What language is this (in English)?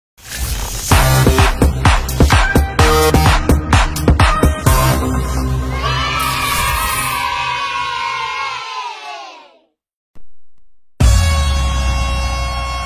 Vietnamese